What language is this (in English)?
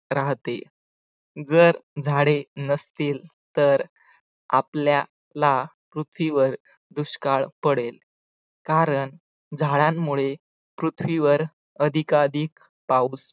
Marathi